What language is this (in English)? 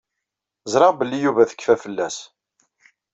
Kabyle